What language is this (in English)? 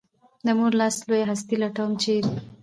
Pashto